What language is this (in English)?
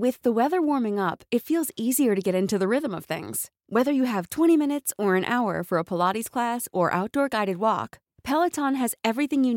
Filipino